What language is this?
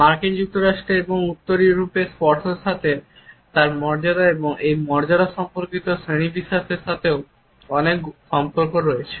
Bangla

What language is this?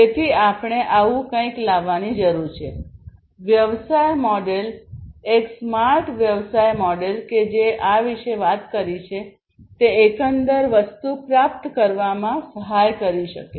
Gujarati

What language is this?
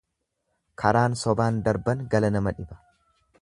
Oromo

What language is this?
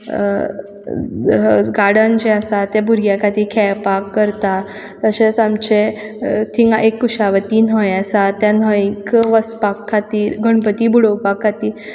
Konkani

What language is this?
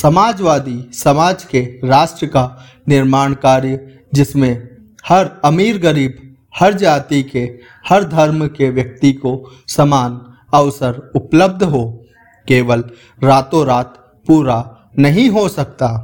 Hindi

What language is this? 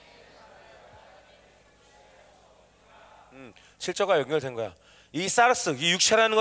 Korean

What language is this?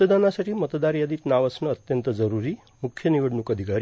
Marathi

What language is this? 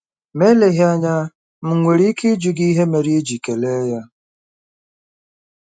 Igbo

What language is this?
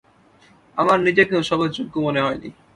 Bangla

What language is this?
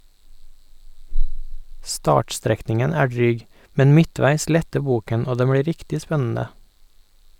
Norwegian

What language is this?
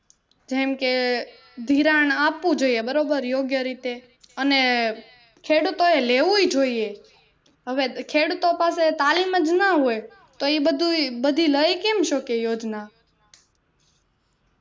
Gujarati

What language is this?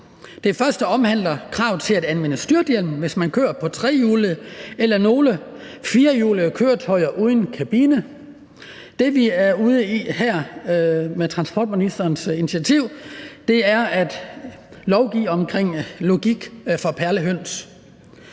Danish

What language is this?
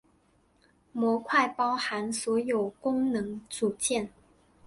Chinese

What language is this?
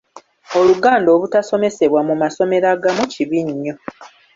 Ganda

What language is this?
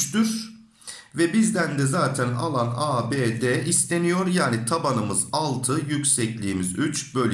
Turkish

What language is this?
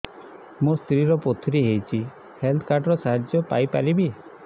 Odia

